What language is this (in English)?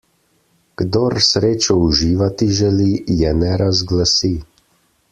Slovenian